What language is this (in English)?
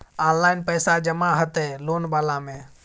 Maithili